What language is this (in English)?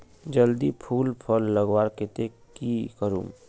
Magahi